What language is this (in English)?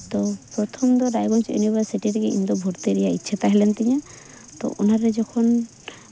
Santali